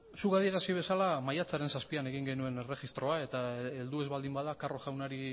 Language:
Basque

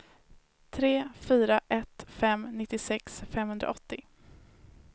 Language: Swedish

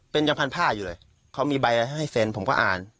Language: Thai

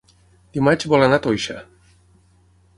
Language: Catalan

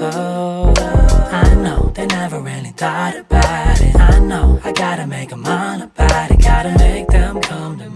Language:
Korean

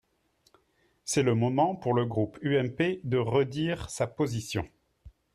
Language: French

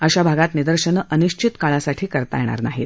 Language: Marathi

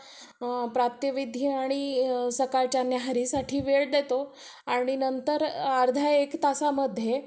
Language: Marathi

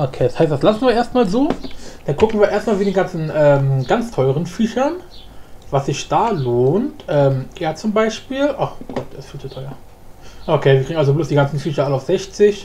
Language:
German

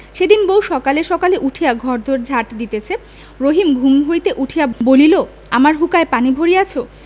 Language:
Bangla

